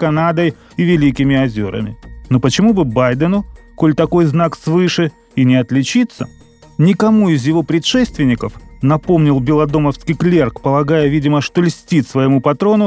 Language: Russian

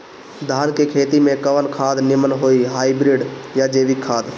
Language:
Bhojpuri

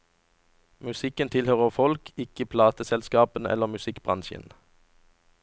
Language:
Norwegian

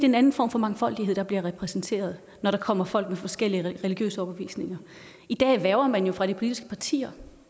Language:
Danish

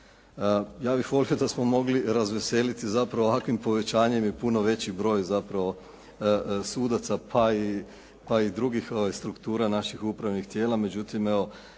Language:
Croatian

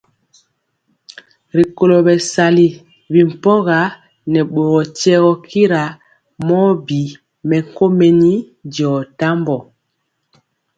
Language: Mpiemo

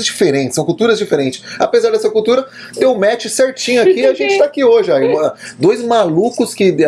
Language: Portuguese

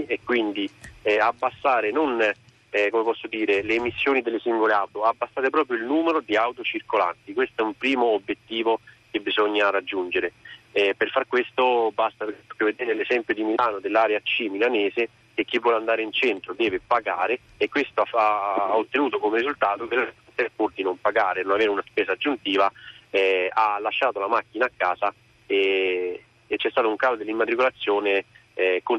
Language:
Italian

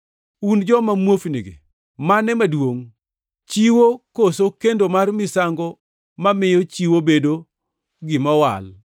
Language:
Luo (Kenya and Tanzania)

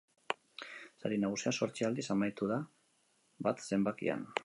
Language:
Basque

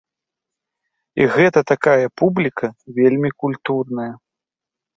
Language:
Belarusian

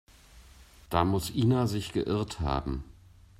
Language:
German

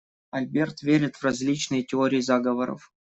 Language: Russian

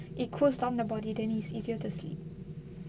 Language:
English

